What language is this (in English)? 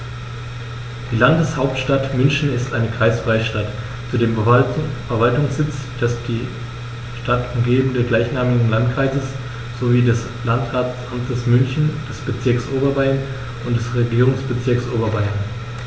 German